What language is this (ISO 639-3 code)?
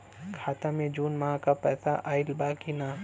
bho